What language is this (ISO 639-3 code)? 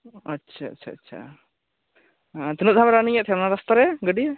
sat